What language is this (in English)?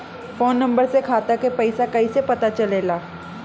Bhojpuri